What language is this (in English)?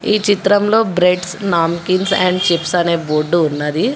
Telugu